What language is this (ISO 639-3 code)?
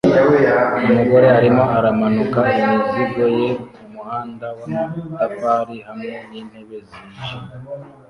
kin